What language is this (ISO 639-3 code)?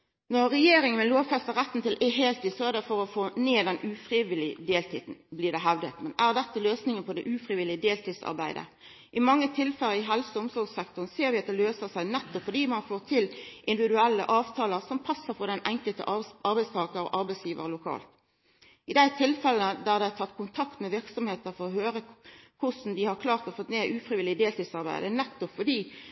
nno